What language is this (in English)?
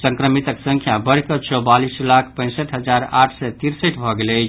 Maithili